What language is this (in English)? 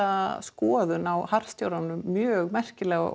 Icelandic